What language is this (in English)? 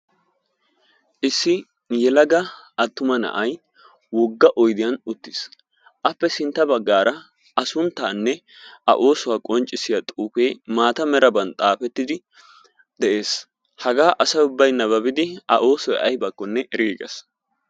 Wolaytta